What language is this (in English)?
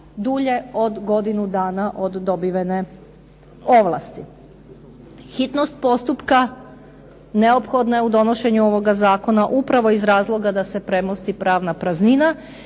Croatian